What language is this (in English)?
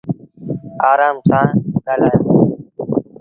Sindhi Bhil